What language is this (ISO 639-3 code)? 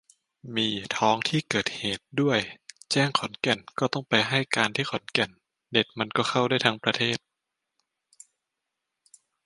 tha